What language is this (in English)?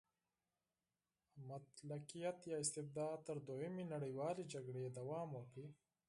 Pashto